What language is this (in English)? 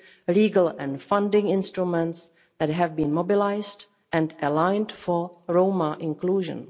English